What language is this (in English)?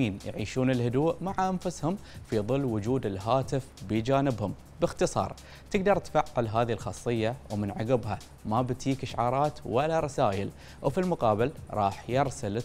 Arabic